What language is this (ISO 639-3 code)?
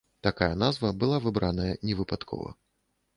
bel